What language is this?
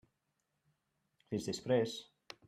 Catalan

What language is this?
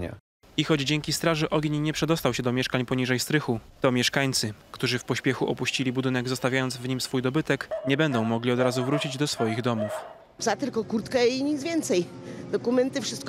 Polish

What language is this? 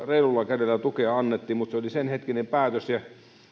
Finnish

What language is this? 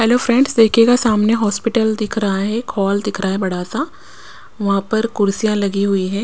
Hindi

